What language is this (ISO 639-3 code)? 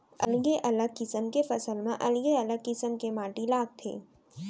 hne